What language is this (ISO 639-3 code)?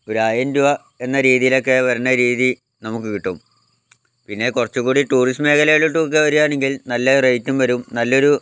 mal